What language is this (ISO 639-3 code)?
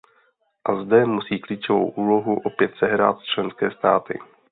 ces